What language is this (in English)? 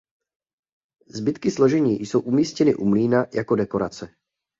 Czech